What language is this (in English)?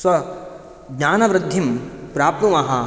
Sanskrit